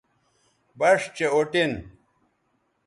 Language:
Bateri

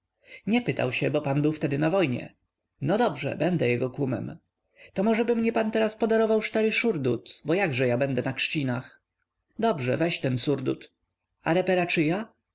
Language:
Polish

